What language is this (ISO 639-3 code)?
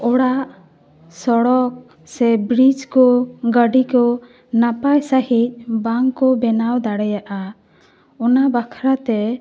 sat